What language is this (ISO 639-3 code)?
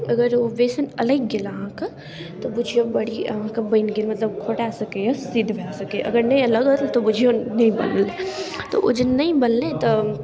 mai